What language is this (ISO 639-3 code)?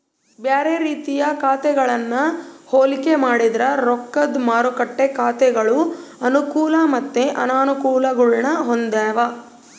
kan